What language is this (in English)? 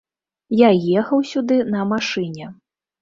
Belarusian